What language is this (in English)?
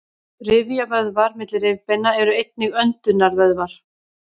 Icelandic